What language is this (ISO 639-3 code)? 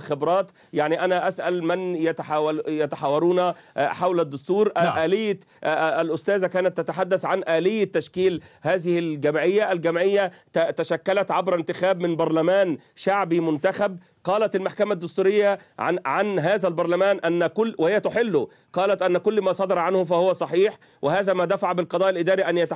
ara